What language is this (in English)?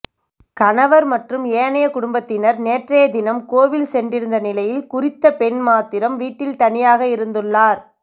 Tamil